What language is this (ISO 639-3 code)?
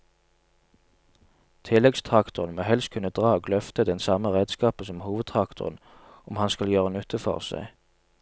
nor